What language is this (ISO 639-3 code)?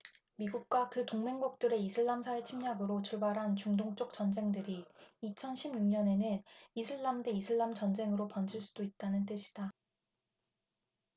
kor